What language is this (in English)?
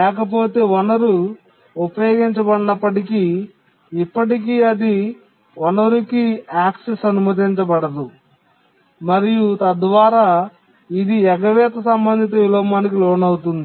Telugu